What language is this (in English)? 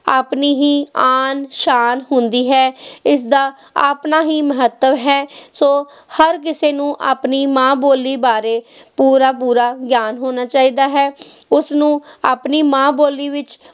Punjabi